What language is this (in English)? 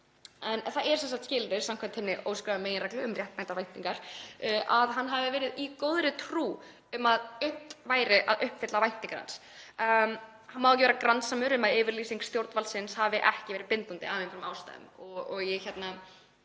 Icelandic